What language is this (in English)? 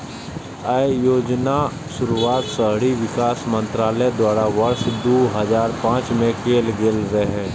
Maithili